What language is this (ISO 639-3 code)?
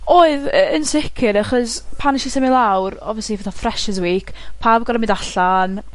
cym